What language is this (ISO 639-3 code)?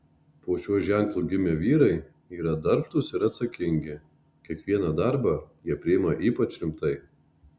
lit